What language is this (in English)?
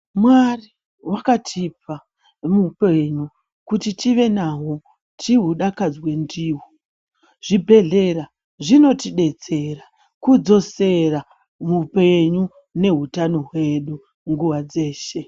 Ndau